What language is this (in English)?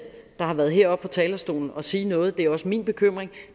Danish